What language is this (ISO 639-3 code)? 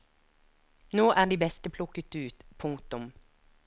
nor